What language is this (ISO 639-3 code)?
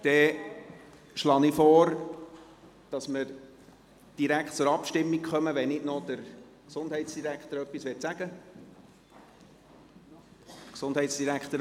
gsw